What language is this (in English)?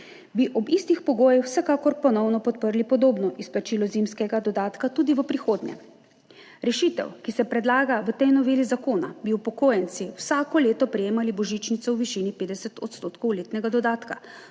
Slovenian